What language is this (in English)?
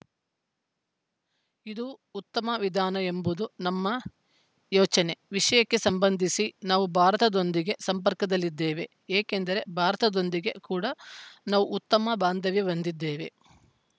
Kannada